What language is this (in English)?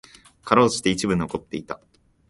Japanese